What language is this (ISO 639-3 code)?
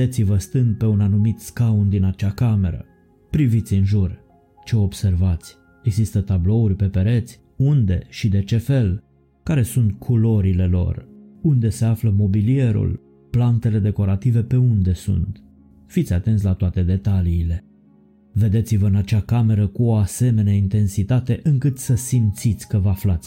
ron